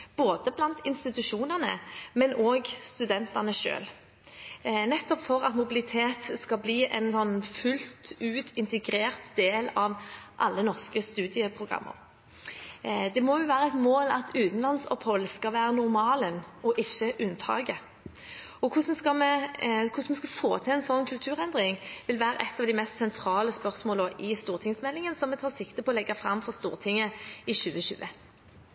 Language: Norwegian Bokmål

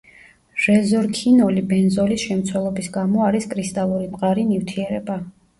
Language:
Georgian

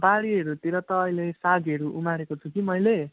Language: Nepali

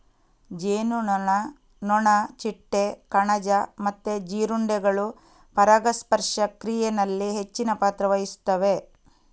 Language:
Kannada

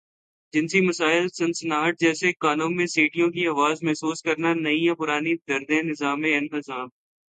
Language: Urdu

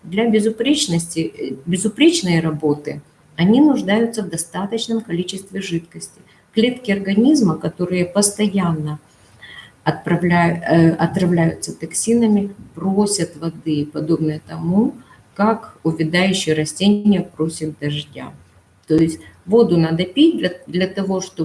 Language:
Russian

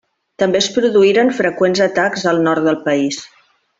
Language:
Catalan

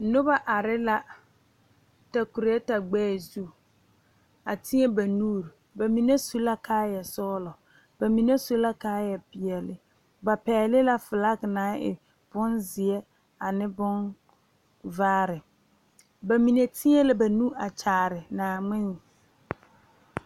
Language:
Southern Dagaare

